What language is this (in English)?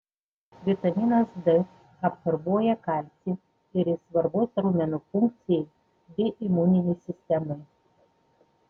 Lithuanian